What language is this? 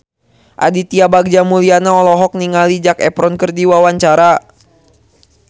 Sundanese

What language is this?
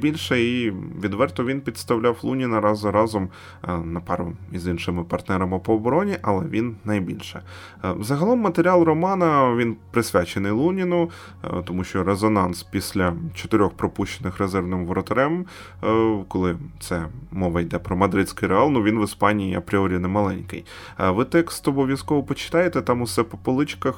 Ukrainian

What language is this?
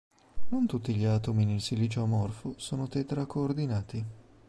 Italian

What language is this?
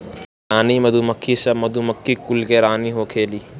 Bhojpuri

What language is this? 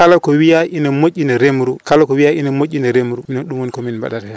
Fula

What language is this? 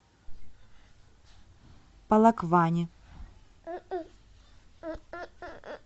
Russian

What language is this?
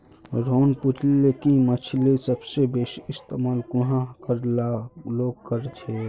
Magahi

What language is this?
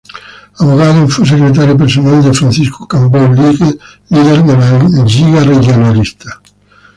Spanish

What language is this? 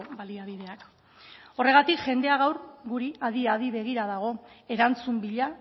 Basque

